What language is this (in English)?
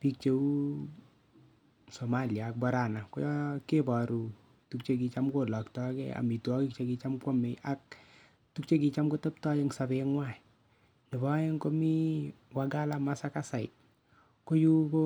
Kalenjin